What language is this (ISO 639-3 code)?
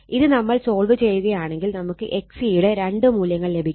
mal